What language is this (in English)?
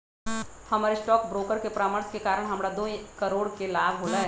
Magahi